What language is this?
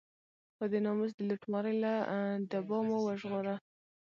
Pashto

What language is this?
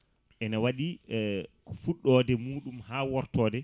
Fula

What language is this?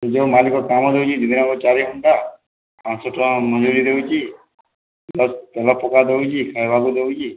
Odia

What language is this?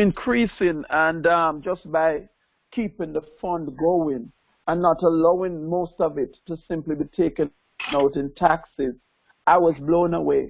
English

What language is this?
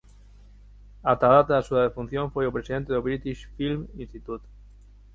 Galician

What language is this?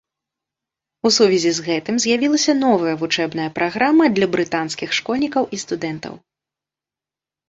Belarusian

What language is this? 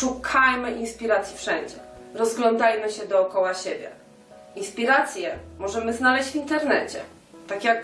Polish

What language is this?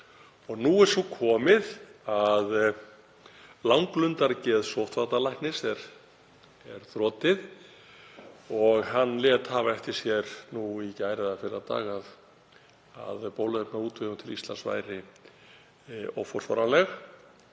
Icelandic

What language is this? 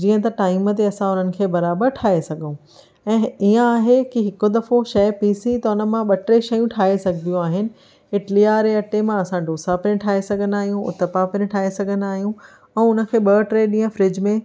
Sindhi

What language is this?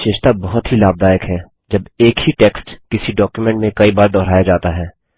Hindi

